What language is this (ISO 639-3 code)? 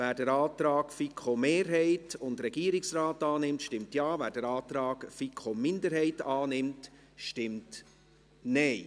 gsw